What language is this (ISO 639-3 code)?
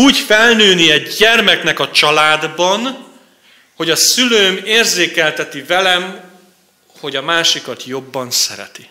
hun